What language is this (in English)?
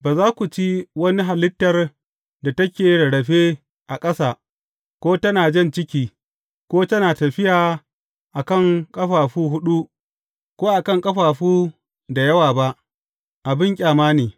Hausa